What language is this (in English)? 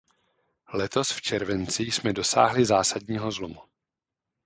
Czech